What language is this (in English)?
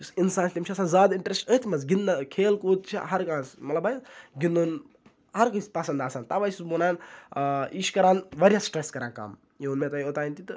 Kashmiri